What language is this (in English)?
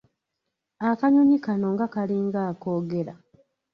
Ganda